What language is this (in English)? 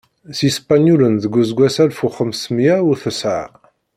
Kabyle